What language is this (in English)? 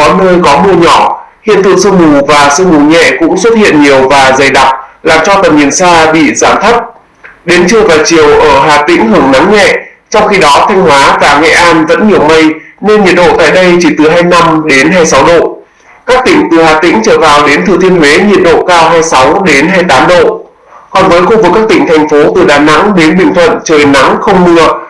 Vietnamese